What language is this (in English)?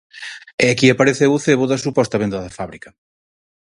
Galician